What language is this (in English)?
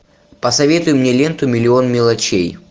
Russian